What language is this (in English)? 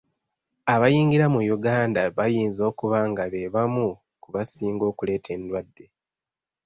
Ganda